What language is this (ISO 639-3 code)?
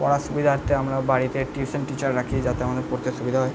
ben